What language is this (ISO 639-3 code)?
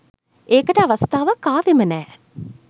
sin